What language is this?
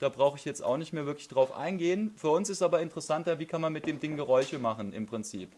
German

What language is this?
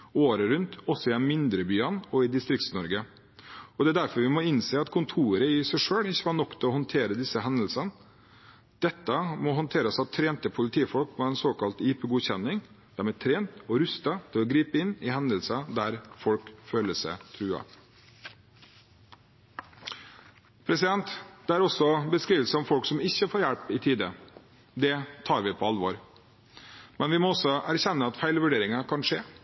Norwegian Bokmål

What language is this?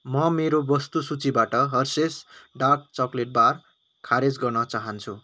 Nepali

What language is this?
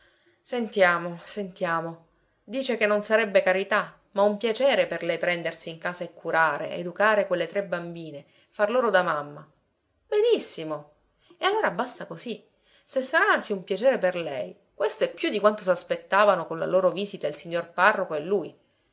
Italian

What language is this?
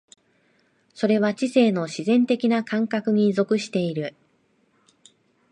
Japanese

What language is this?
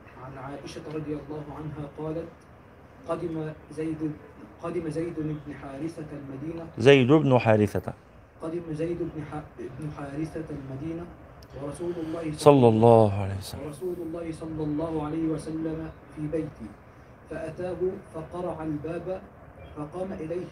Arabic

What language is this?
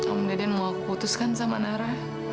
Indonesian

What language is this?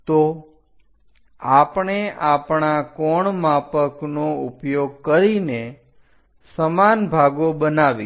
Gujarati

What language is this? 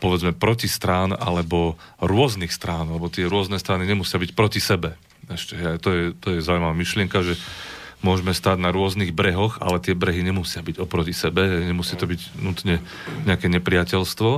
Slovak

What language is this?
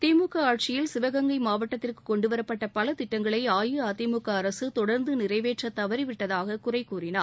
Tamil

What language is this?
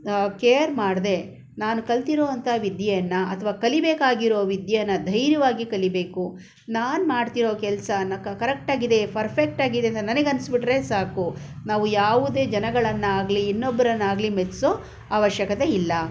Kannada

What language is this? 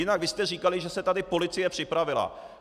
Czech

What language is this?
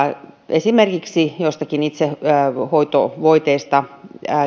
Finnish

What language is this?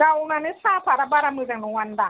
Bodo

